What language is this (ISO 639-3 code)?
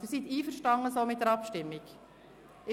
gsw